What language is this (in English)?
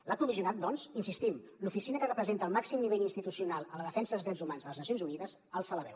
Catalan